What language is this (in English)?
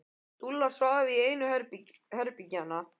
Icelandic